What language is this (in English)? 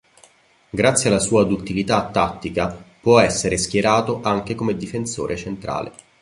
Italian